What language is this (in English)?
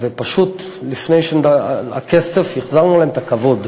Hebrew